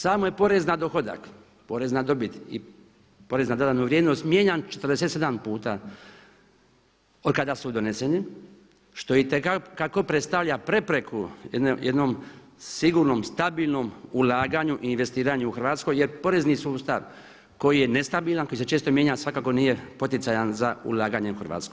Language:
Croatian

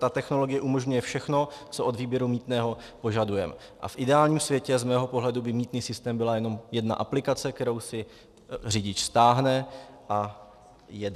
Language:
Czech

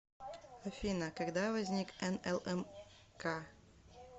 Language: Russian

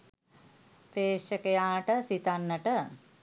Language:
Sinhala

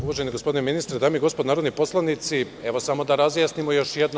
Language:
Serbian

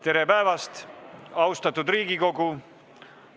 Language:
Estonian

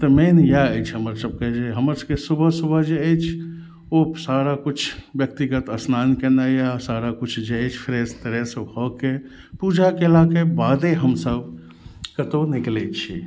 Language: Maithili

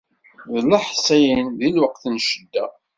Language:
Kabyle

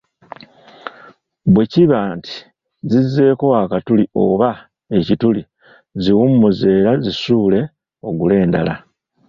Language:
Ganda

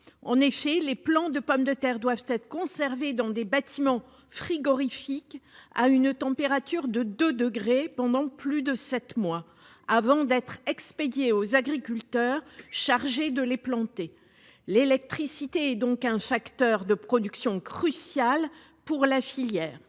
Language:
French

